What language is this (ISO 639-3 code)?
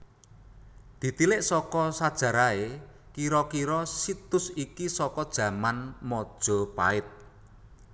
jav